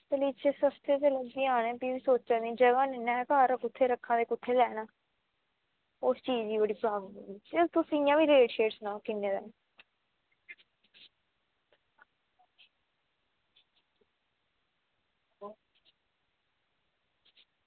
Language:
Dogri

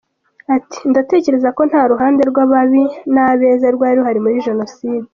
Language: Kinyarwanda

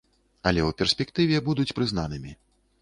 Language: Belarusian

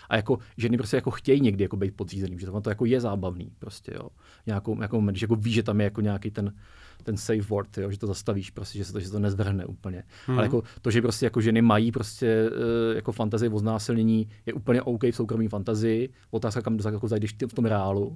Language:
Czech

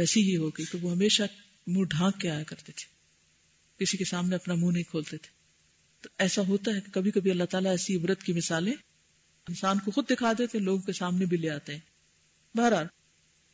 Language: Urdu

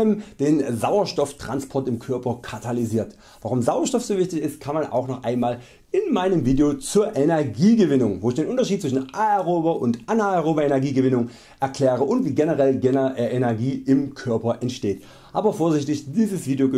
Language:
German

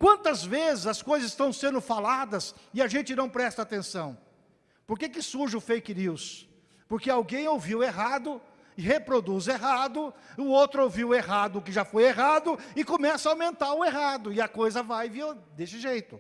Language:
Portuguese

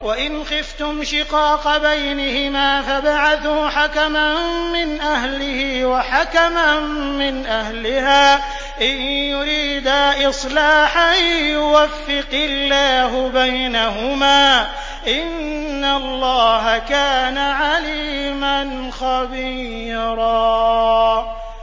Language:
Arabic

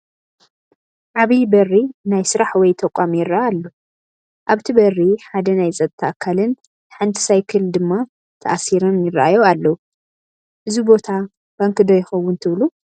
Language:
Tigrinya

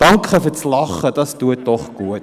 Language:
Swiss German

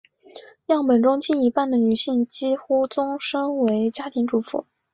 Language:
Chinese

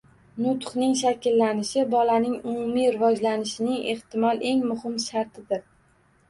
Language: Uzbek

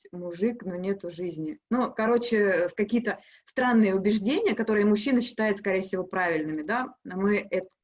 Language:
Russian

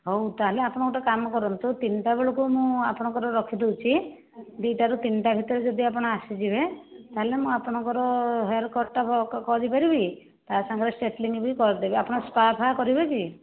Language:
Odia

